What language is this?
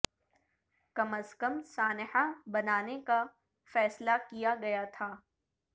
Urdu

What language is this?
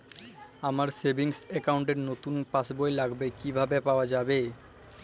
Bangla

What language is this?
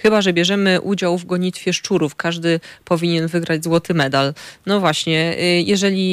Polish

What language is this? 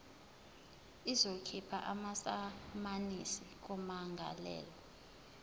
Zulu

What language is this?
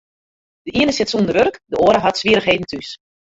Western Frisian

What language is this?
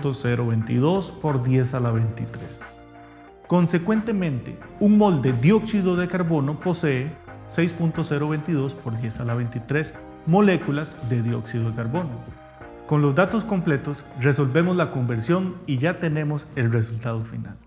Spanish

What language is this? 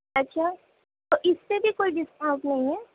Urdu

